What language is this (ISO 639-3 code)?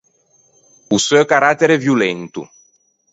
lij